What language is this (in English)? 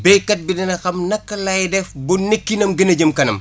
Wolof